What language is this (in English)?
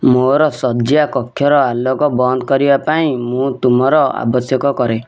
Odia